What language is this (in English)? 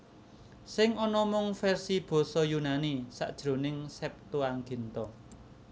Javanese